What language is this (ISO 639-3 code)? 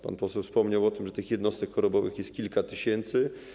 pol